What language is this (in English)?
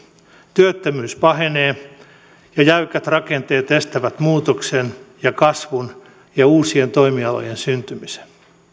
Finnish